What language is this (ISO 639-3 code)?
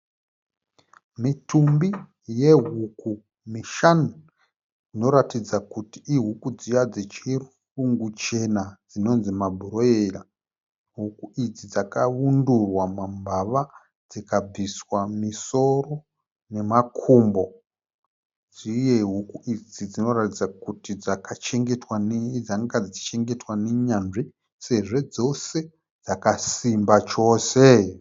sna